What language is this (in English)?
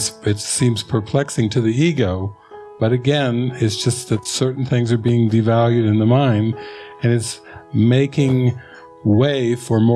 English